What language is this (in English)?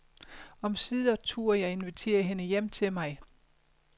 Danish